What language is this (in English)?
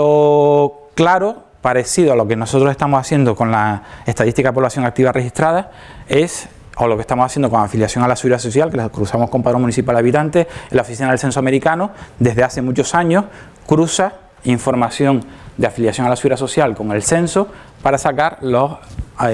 Spanish